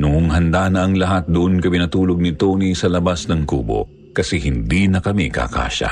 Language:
Filipino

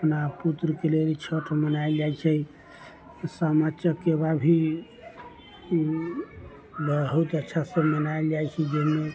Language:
Maithili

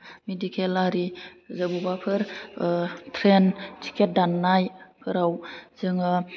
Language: Bodo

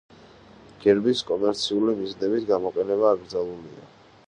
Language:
Georgian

